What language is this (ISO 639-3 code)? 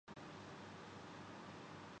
urd